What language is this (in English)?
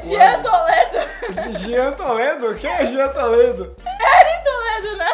Portuguese